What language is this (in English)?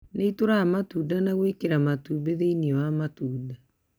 Kikuyu